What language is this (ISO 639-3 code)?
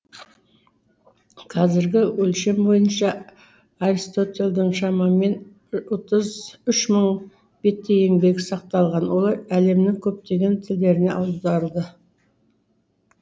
kaz